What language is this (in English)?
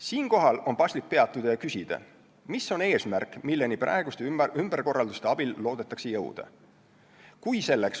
Estonian